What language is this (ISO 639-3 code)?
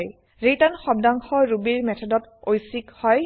asm